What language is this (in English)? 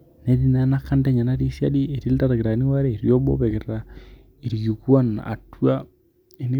Masai